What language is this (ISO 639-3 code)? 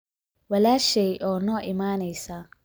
som